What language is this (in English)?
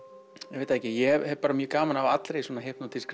Icelandic